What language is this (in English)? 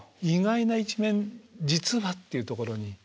Japanese